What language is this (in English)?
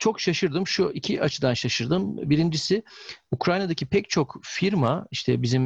Turkish